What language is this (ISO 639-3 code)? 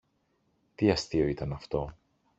ell